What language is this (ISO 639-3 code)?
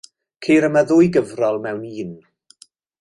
cym